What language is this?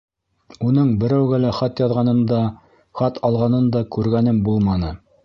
Bashkir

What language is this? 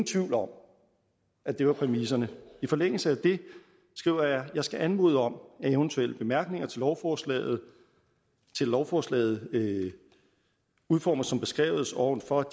Danish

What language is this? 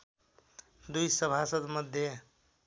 Nepali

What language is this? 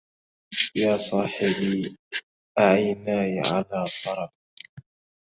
Arabic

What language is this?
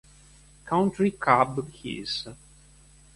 Italian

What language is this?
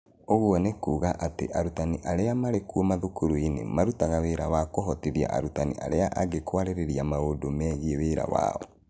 Kikuyu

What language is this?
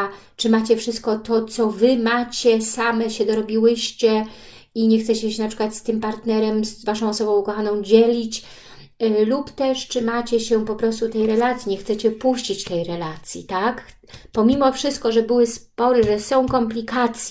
Polish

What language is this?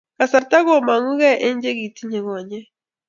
Kalenjin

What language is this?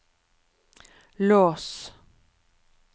Norwegian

